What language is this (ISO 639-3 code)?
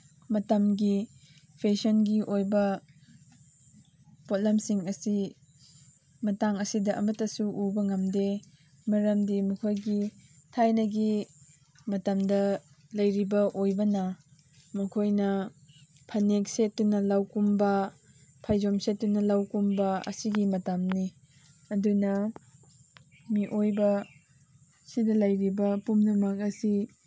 mni